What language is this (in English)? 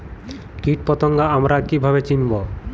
Bangla